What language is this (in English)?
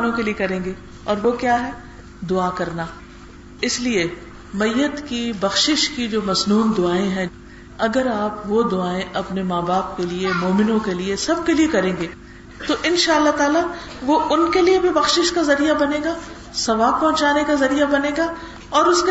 Urdu